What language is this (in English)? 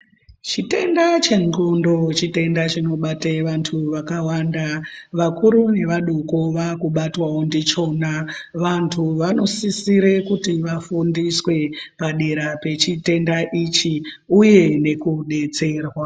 Ndau